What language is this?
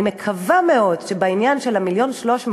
Hebrew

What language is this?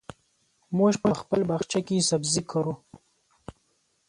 Pashto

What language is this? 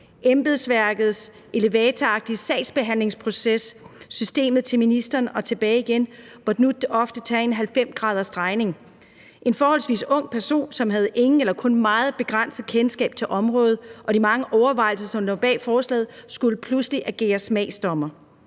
Danish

